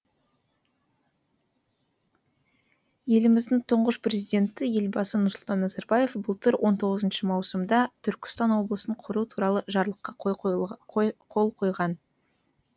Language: Kazakh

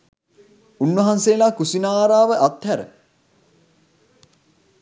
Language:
Sinhala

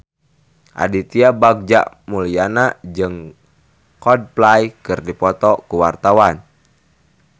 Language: Sundanese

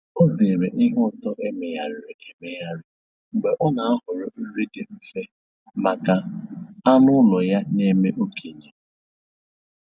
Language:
Igbo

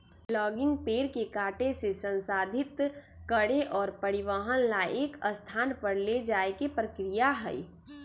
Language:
Magahi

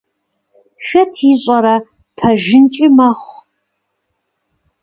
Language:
Kabardian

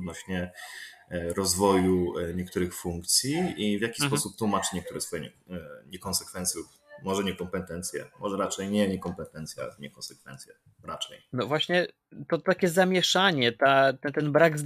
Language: Polish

